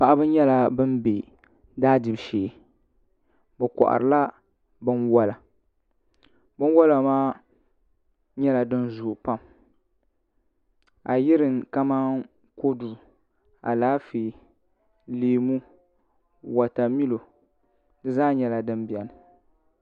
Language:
Dagbani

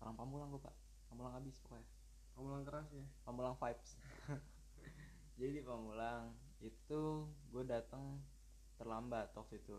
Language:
Indonesian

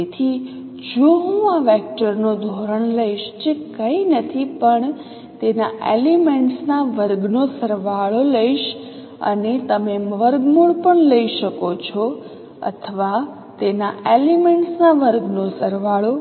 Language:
Gujarati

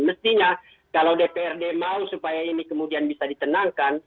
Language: Indonesian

